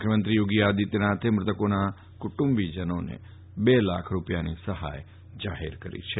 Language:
Gujarati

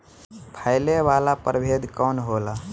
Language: Bhojpuri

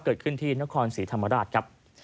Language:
Thai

